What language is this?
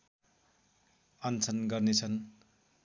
Nepali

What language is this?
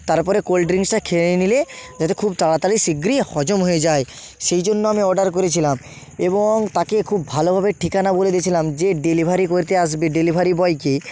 Bangla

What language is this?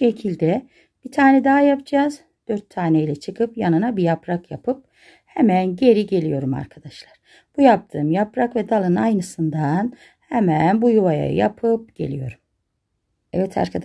Turkish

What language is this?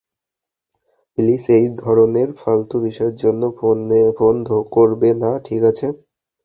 Bangla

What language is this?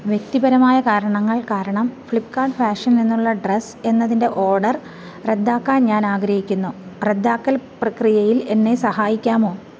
Malayalam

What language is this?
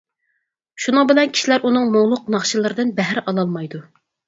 Uyghur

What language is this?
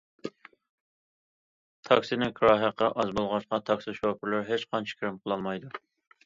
Uyghur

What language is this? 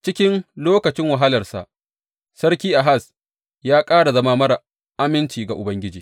Hausa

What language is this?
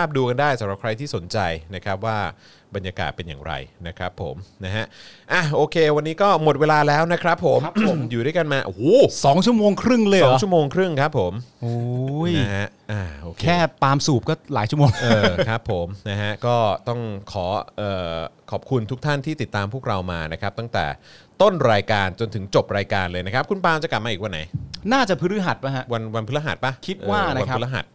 Thai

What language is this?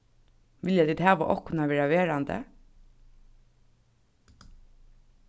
Faroese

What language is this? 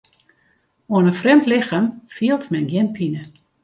Western Frisian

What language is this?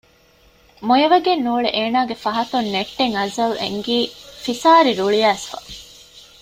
Divehi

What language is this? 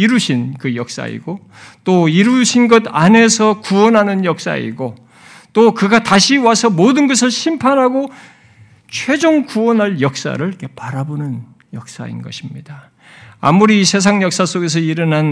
Korean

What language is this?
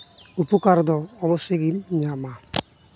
Santali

